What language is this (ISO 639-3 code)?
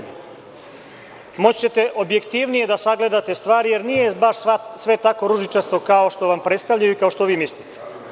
srp